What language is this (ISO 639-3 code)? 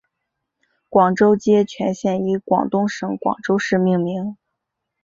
zho